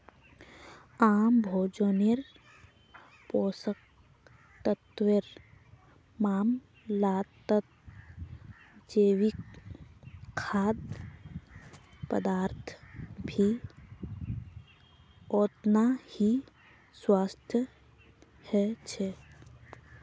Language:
Magahi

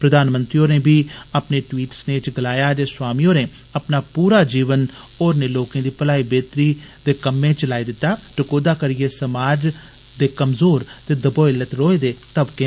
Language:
Dogri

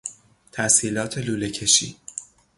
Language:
Persian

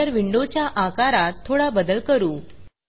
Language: Marathi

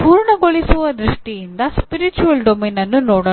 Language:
Kannada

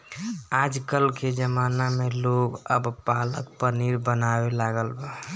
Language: Bhojpuri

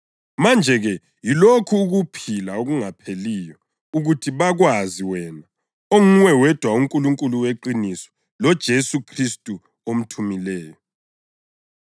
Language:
North Ndebele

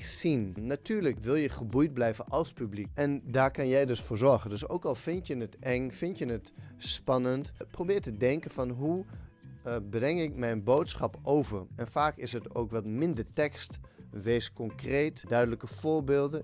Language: Dutch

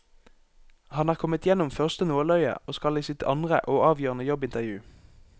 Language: Norwegian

